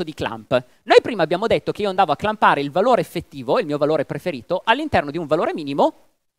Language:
Italian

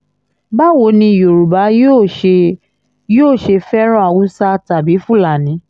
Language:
Yoruba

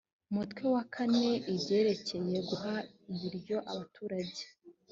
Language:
Kinyarwanda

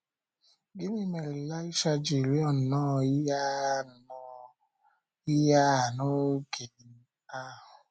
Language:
Igbo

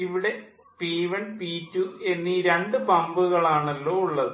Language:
Malayalam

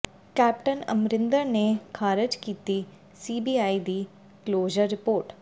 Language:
Punjabi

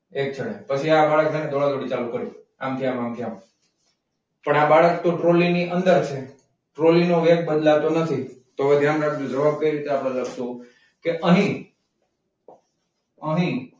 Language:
Gujarati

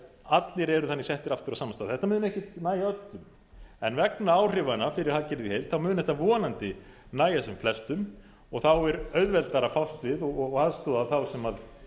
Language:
Icelandic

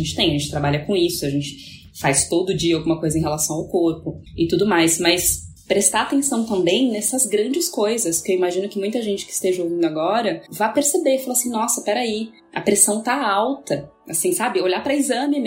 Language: Portuguese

